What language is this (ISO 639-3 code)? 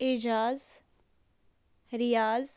kas